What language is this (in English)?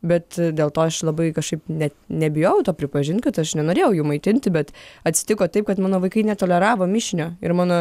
Lithuanian